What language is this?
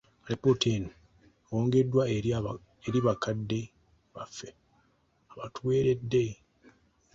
Ganda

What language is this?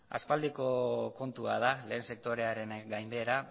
Basque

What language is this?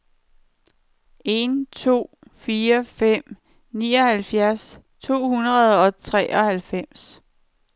Danish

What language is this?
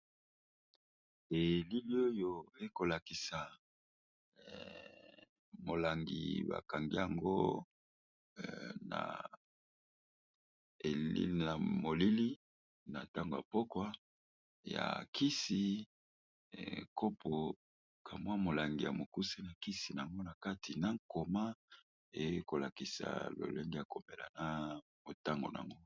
Lingala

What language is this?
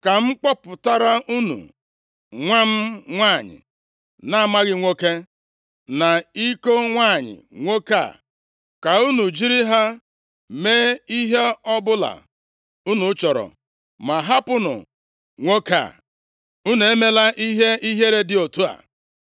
Igbo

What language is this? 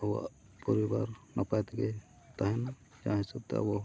Santali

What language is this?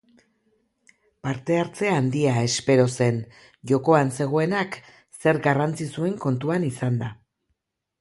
Basque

